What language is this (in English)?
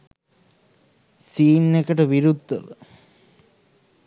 Sinhala